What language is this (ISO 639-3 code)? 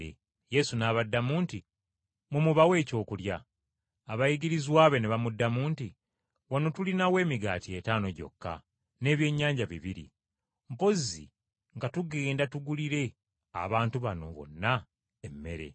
lug